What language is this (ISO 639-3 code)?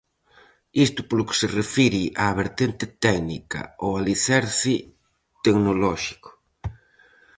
glg